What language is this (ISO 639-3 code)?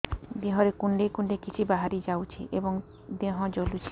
ori